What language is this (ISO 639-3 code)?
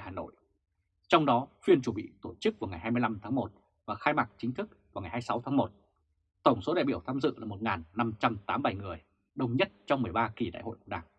vie